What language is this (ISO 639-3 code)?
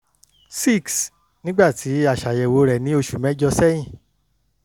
yor